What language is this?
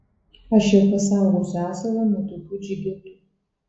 Lithuanian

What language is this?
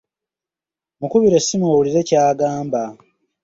Ganda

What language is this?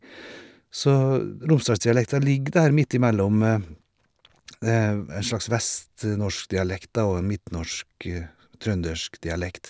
Norwegian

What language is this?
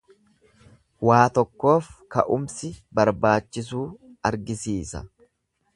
Oromo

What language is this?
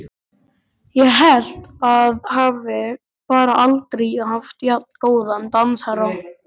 Icelandic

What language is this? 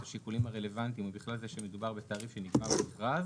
Hebrew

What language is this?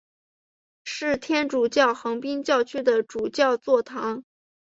Chinese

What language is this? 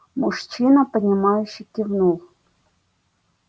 Russian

